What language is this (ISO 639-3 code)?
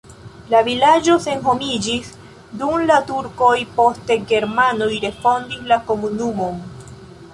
epo